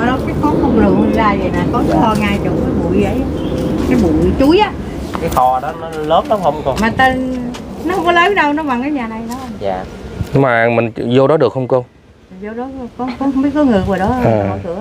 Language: Vietnamese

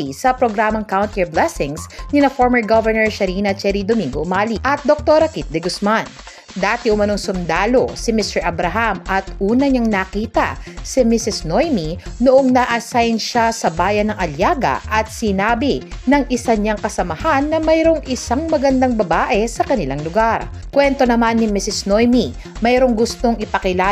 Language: Filipino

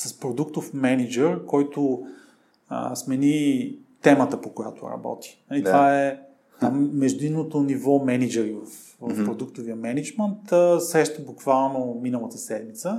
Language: Bulgarian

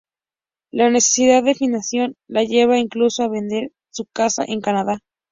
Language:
Spanish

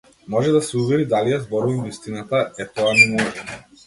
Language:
Macedonian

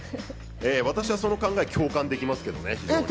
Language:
Japanese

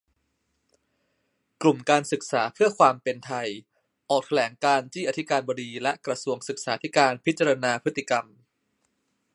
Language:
Thai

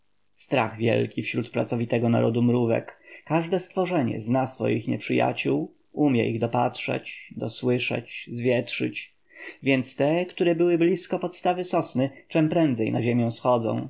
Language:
Polish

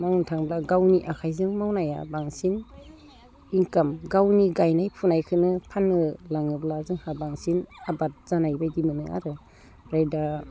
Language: Bodo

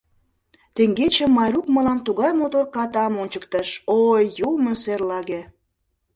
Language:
Mari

